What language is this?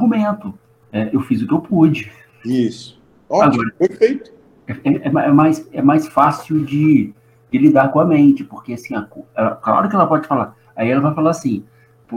Portuguese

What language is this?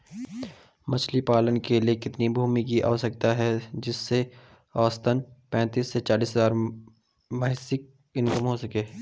Hindi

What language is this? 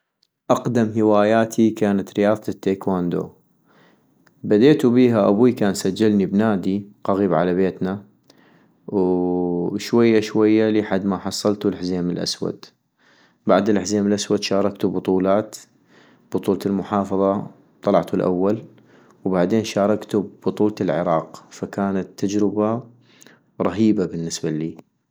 North Mesopotamian Arabic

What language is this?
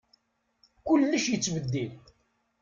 Kabyle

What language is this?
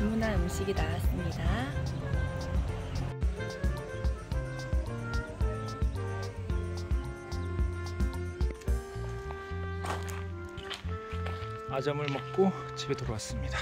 Korean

